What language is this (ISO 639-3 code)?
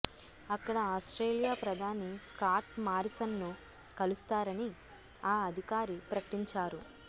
tel